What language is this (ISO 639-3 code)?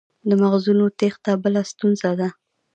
pus